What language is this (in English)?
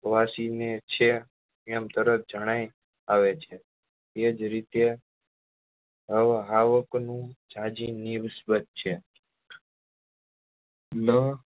Gujarati